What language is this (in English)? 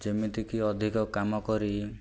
Odia